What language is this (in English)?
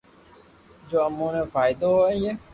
Loarki